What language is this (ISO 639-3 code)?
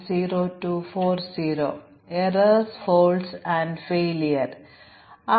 mal